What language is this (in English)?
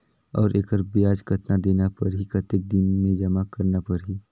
Chhattisgarhi